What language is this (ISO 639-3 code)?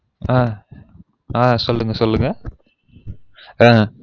tam